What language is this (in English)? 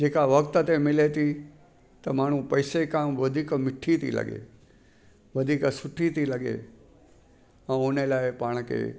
Sindhi